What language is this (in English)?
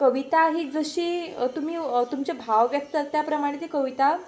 Konkani